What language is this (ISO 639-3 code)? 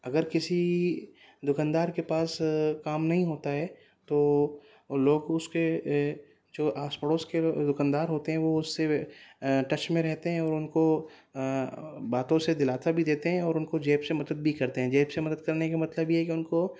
urd